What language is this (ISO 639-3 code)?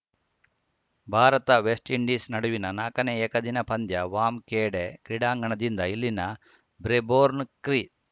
kan